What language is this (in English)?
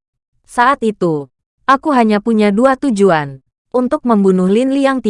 Indonesian